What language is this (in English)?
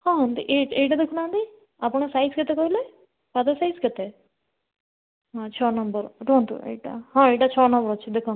Odia